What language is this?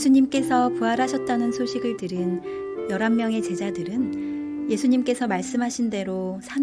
Korean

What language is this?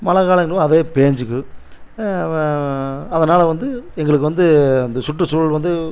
Tamil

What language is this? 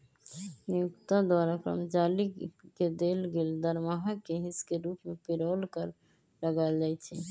Magahi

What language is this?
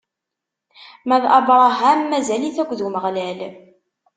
Kabyle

